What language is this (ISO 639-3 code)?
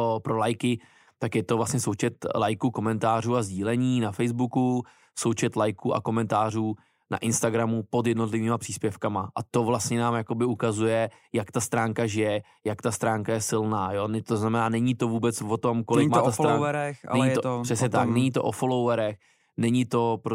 ces